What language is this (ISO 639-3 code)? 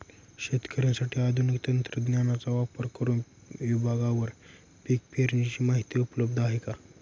mar